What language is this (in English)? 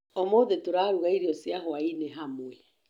Kikuyu